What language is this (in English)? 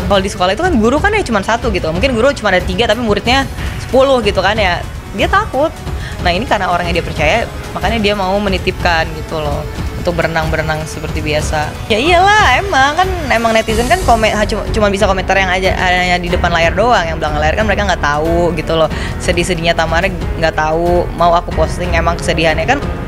Indonesian